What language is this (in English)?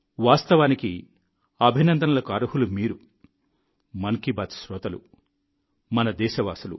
Telugu